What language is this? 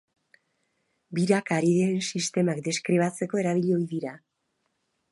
Basque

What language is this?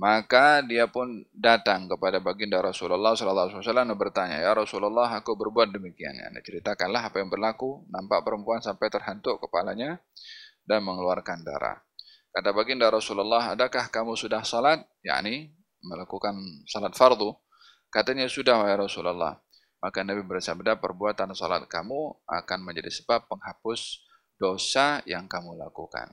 Malay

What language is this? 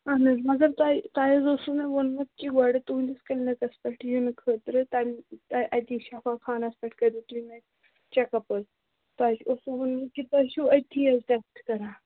Kashmiri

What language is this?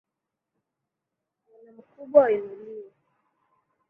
Swahili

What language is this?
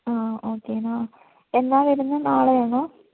Malayalam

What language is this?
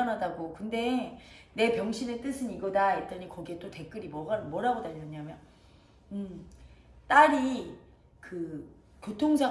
Korean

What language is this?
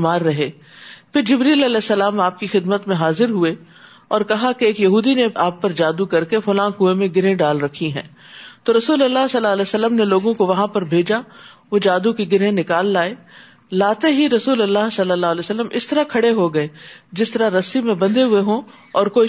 Urdu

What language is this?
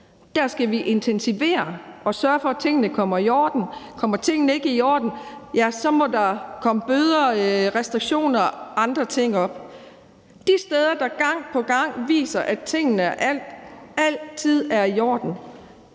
Danish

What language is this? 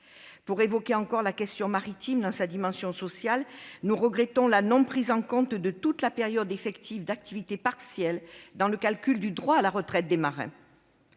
French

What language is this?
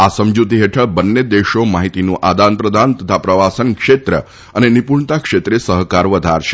Gujarati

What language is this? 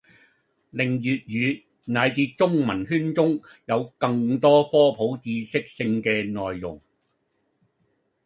Cantonese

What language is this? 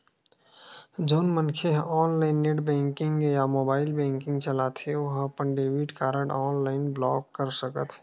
Chhattisgarhi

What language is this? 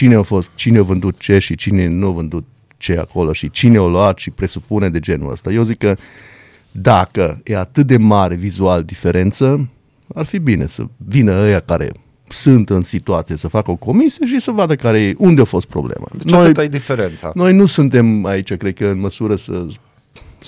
Romanian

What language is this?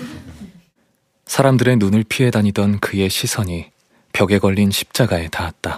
Korean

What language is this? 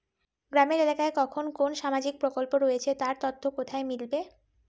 Bangla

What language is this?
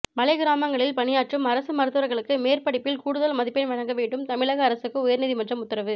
Tamil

